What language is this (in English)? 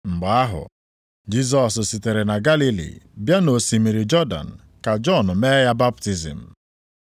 Igbo